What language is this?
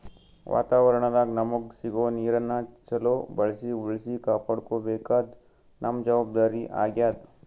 Kannada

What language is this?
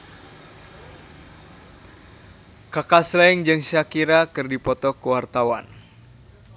Sundanese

